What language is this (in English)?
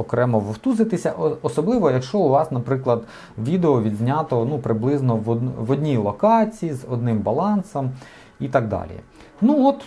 Ukrainian